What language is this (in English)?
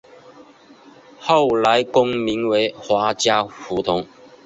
Chinese